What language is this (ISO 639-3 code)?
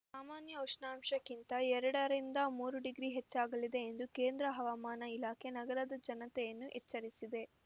kan